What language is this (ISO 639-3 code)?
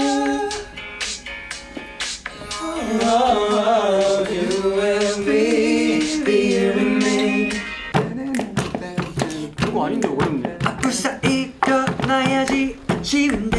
kor